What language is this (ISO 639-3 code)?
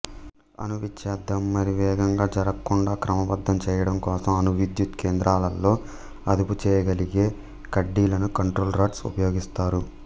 tel